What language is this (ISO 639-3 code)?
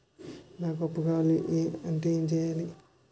tel